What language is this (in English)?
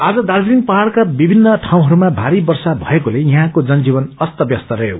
Nepali